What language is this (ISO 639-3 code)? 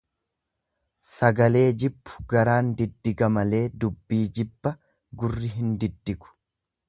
orm